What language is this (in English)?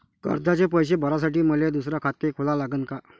Marathi